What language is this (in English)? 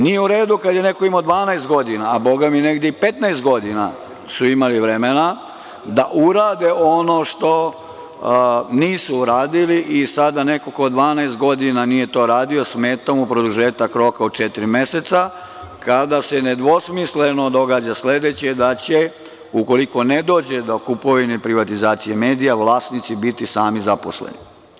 Serbian